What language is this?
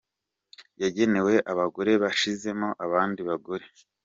Kinyarwanda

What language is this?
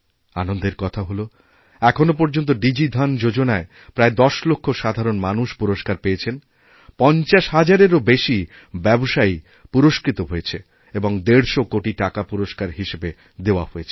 Bangla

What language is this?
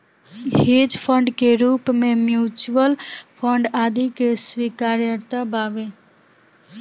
Bhojpuri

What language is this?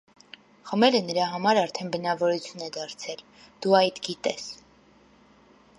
Armenian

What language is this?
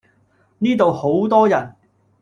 Cantonese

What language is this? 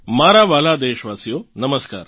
Gujarati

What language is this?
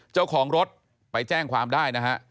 Thai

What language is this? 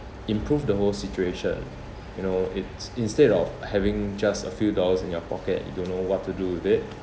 English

